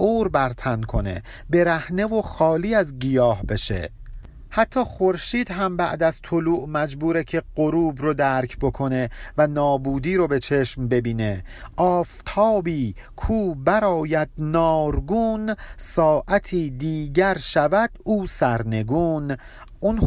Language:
Persian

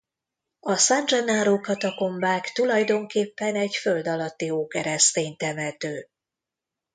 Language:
Hungarian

